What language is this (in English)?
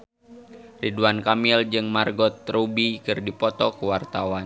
Sundanese